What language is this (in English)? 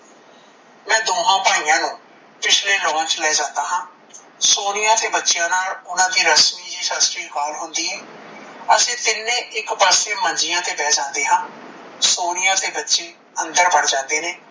Punjabi